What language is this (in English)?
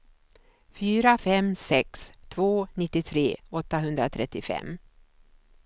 Swedish